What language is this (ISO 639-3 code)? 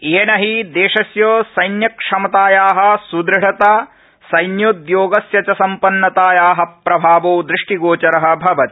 san